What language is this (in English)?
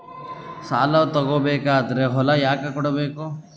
Kannada